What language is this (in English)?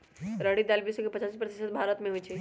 Magahi